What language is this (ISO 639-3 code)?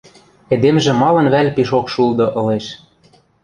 mrj